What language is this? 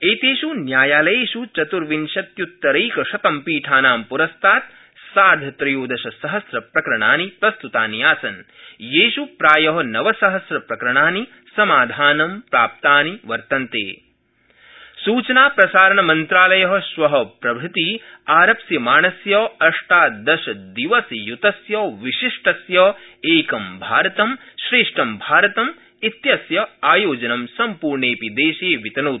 Sanskrit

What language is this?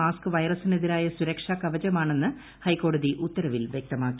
Malayalam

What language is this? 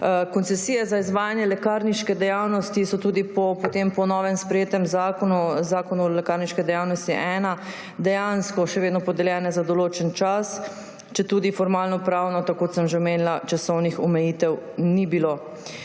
Slovenian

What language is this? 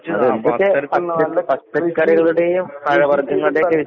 Malayalam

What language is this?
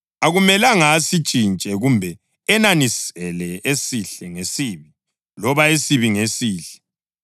North Ndebele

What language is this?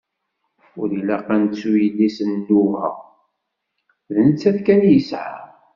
Kabyle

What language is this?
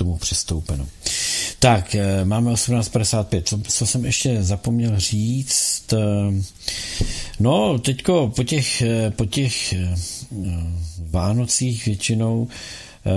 Czech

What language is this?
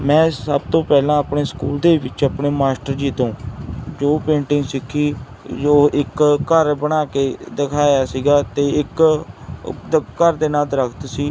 Punjabi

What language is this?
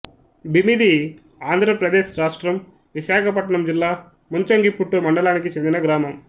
Telugu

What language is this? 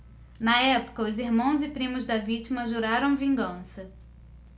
Portuguese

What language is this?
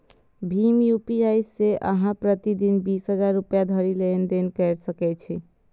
Maithili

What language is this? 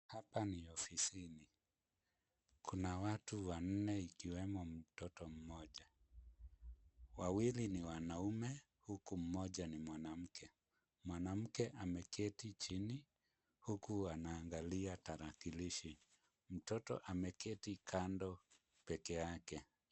Swahili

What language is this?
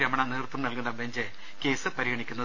Malayalam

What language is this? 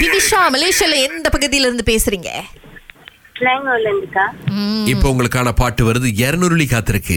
Tamil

